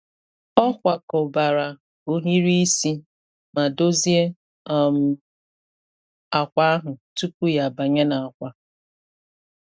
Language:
Igbo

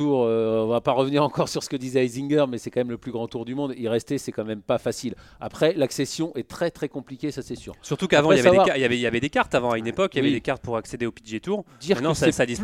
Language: French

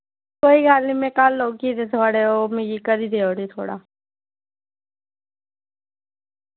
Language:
Dogri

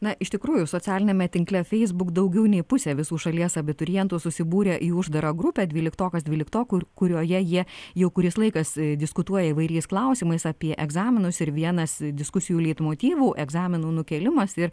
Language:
Lithuanian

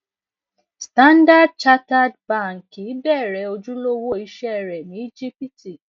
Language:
Yoruba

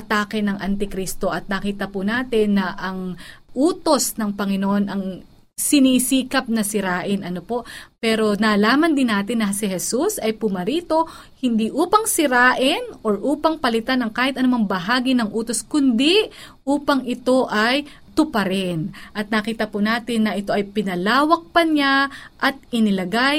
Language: Filipino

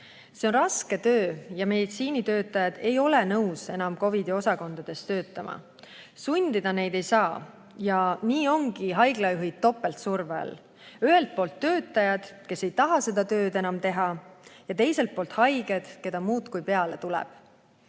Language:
Estonian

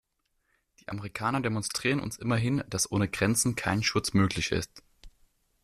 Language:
German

